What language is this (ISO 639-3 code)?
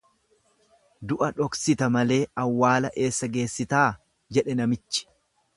orm